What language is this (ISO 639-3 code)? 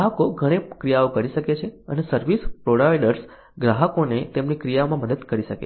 guj